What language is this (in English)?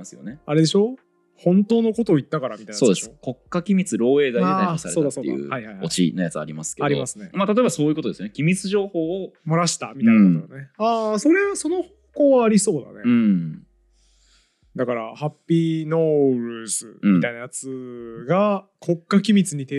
Japanese